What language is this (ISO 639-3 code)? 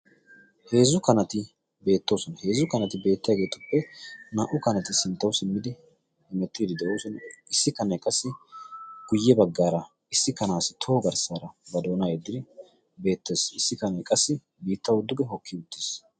wal